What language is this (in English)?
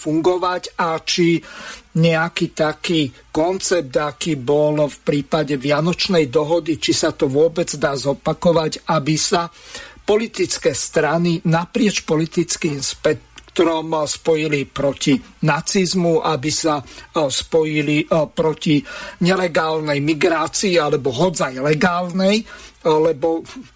Slovak